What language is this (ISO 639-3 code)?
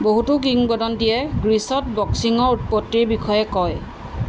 asm